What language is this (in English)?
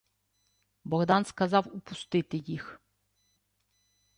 Ukrainian